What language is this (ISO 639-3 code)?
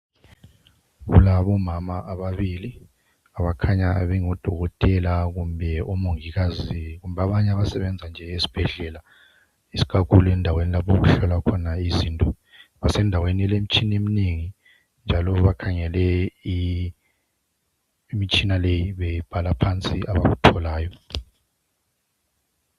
nde